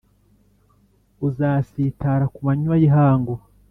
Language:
Kinyarwanda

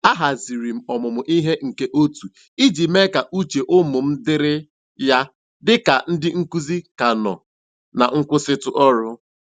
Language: Igbo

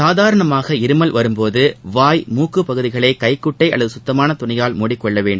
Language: Tamil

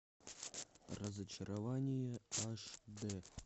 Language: Russian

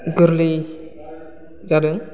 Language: Bodo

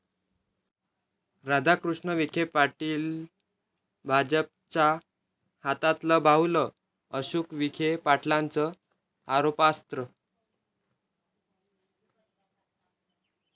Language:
Marathi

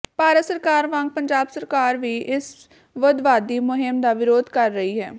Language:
Punjabi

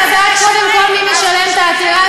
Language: Hebrew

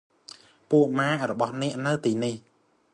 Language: Khmer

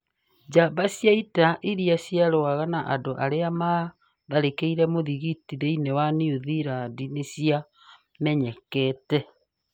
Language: Kikuyu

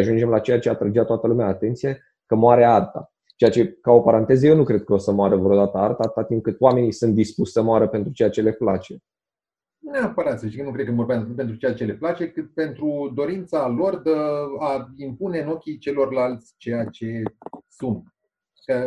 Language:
Romanian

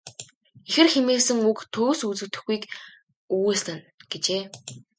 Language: Mongolian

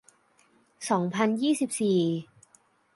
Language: Thai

